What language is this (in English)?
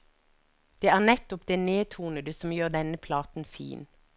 Norwegian